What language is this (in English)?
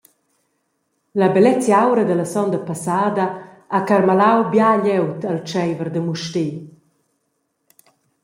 Romansh